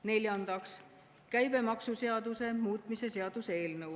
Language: Estonian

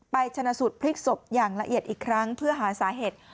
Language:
Thai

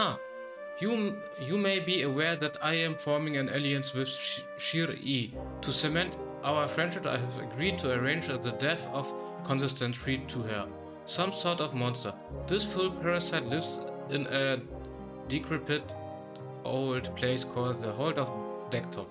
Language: German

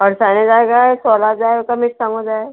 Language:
Konkani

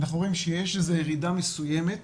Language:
Hebrew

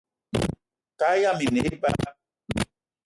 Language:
Eton (Cameroon)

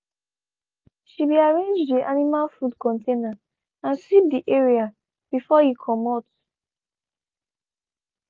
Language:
Nigerian Pidgin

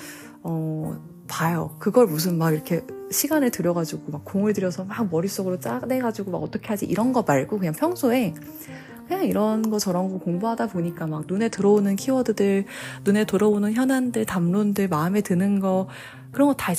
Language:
Korean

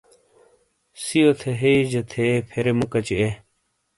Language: Shina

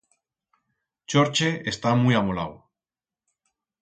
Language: Aragonese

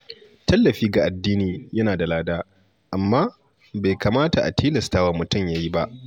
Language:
Hausa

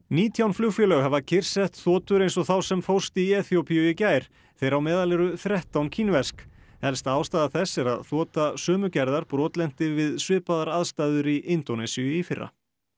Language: Icelandic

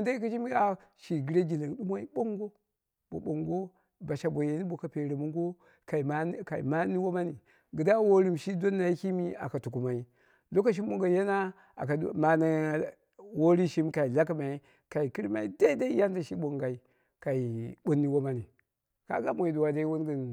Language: Dera (Nigeria)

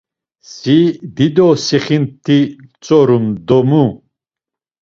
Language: Laz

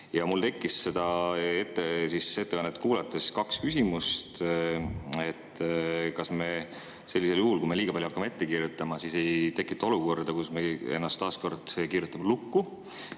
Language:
Estonian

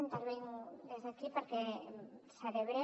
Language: Catalan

